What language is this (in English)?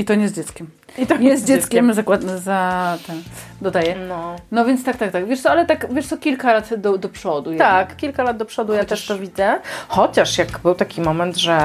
Polish